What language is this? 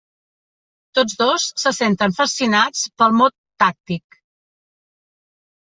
Catalan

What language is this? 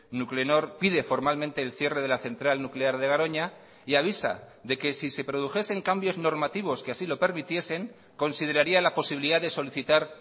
Spanish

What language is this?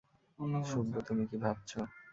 Bangla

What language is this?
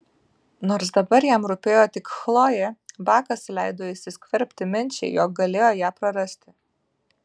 Lithuanian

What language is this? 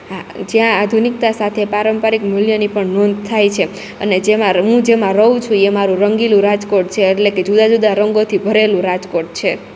Gujarati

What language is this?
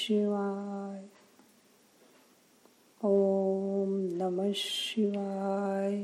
Marathi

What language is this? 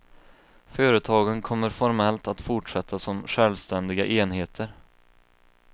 Swedish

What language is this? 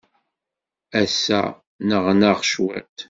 Kabyle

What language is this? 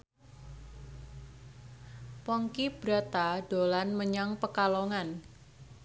Javanese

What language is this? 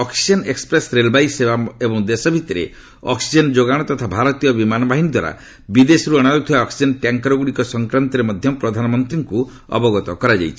Odia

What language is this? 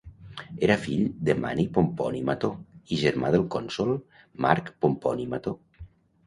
Catalan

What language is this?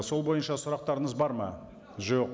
Kazakh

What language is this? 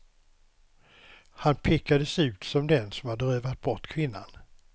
Swedish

